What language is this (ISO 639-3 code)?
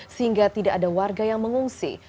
ind